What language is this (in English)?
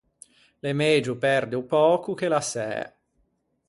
Ligurian